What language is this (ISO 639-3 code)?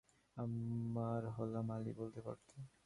ben